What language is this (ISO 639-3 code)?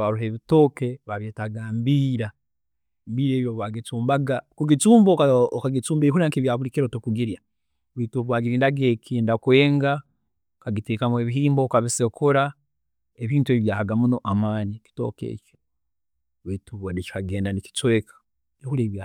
ttj